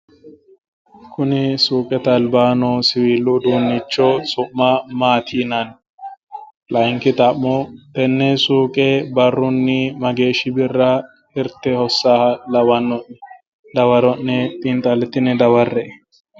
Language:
Sidamo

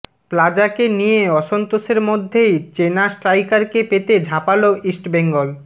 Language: Bangla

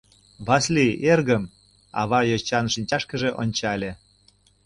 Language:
Mari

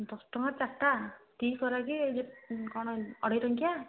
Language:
Odia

